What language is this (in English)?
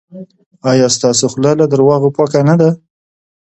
Pashto